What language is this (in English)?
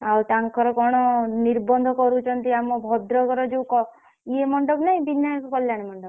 Odia